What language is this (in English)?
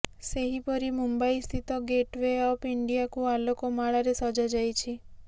Odia